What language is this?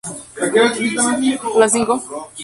Spanish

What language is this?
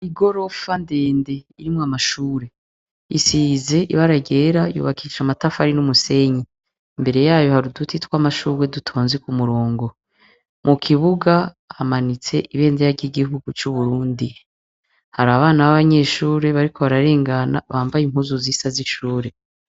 Rundi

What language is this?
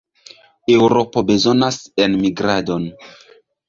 Esperanto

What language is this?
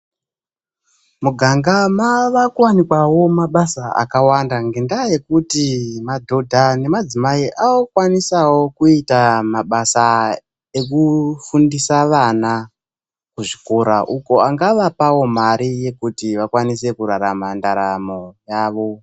Ndau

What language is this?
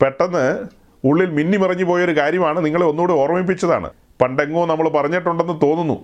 Malayalam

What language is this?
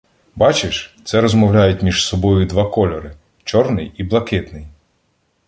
Ukrainian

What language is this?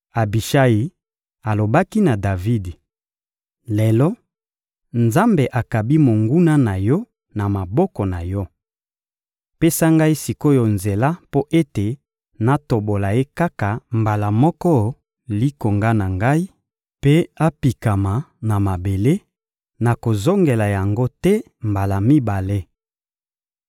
Lingala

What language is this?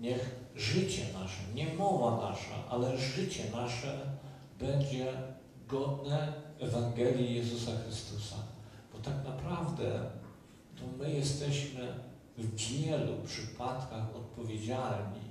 Polish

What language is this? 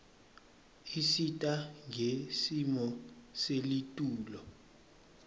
Swati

